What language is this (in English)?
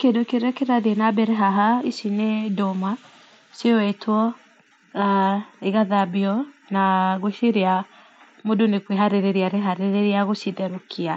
Kikuyu